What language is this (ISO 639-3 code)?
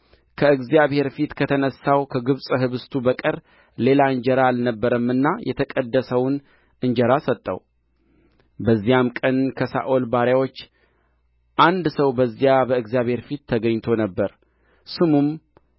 amh